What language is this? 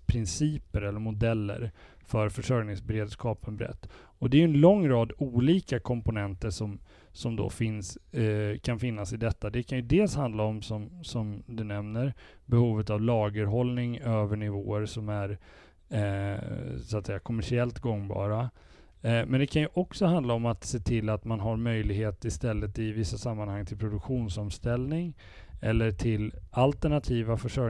Swedish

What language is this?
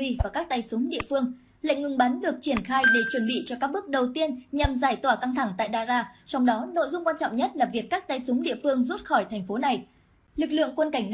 Vietnamese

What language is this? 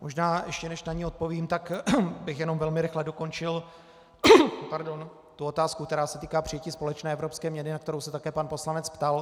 Czech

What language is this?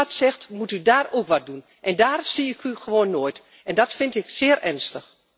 Dutch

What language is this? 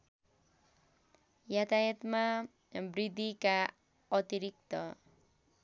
Nepali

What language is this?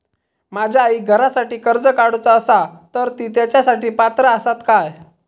Marathi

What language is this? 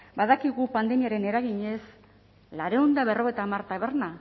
Basque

